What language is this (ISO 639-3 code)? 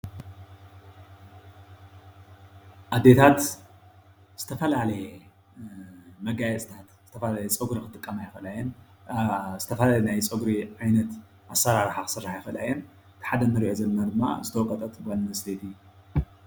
tir